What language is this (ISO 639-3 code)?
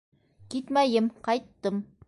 bak